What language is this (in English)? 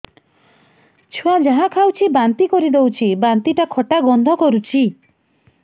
Odia